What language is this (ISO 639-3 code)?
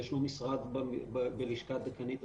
heb